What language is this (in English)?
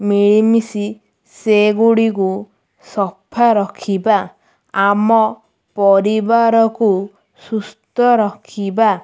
Odia